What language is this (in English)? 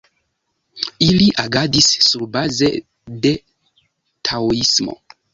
Esperanto